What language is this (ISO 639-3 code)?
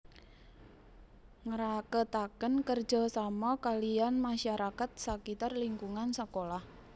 jav